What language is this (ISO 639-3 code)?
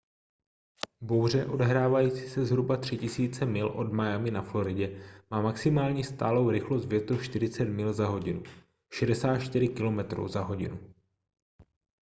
ces